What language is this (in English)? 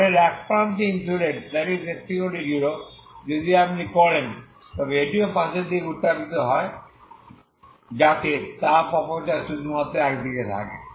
Bangla